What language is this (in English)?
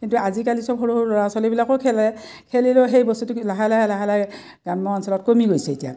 Assamese